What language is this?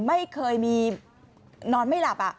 Thai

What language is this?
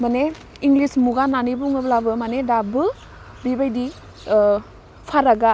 Bodo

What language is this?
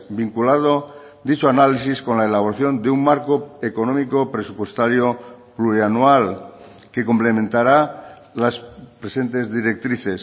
Spanish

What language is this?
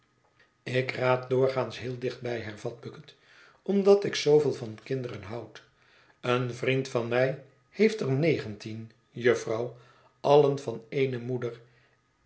Dutch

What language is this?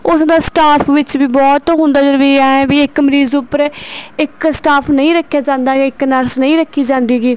Punjabi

